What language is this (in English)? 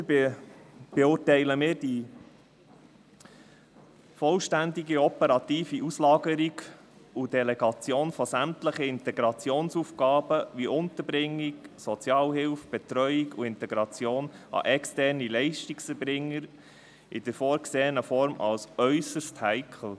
Swiss German